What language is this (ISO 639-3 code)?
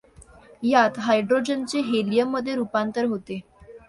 mar